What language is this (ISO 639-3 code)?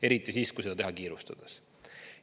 est